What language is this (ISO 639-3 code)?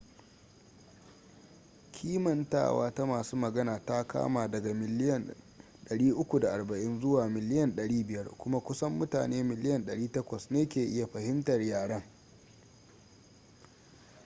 hau